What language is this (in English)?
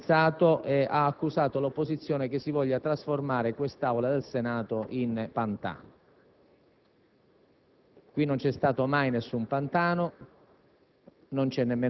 Italian